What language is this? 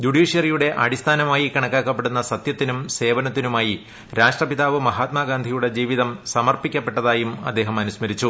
Malayalam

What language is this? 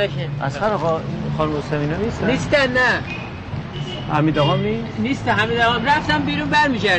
Persian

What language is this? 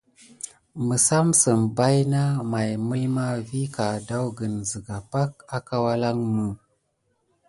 Gidar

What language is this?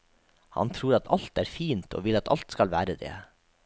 Norwegian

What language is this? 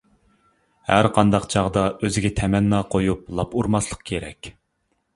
Uyghur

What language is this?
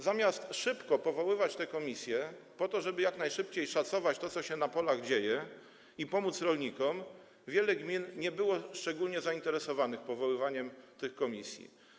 Polish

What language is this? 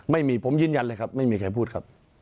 Thai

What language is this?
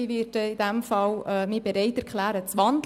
Swiss German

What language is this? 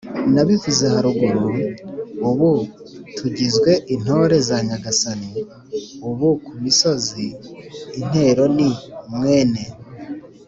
Kinyarwanda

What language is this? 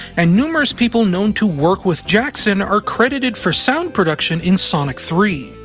English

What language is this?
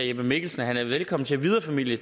Danish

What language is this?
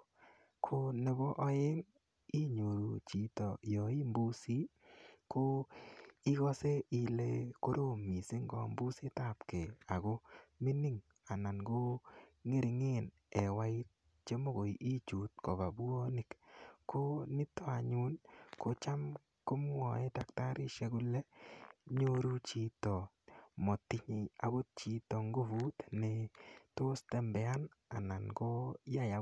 Kalenjin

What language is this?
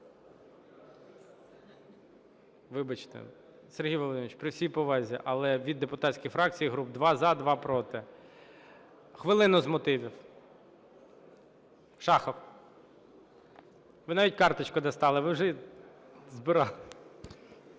Ukrainian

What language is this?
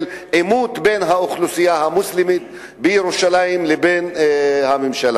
Hebrew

